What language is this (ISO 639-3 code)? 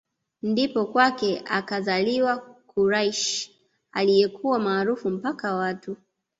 swa